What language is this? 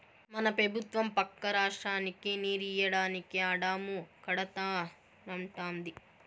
Telugu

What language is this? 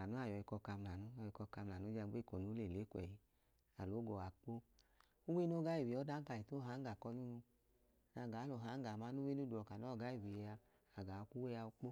Idoma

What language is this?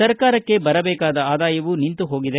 Kannada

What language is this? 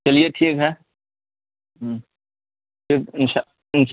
Urdu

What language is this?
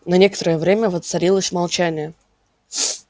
Russian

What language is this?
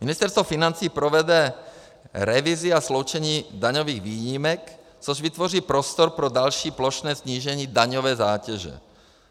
Czech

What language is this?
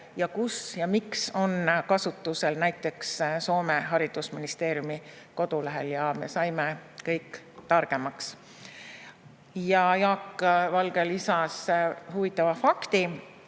Estonian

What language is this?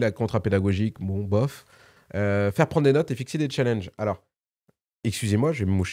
French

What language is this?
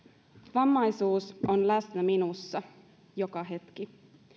Finnish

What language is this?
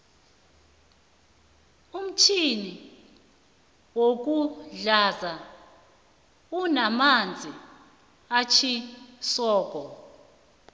South Ndebele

